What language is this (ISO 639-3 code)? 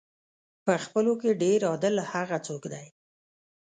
pus